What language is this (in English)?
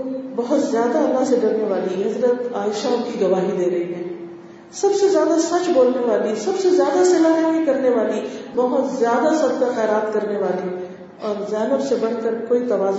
Urdu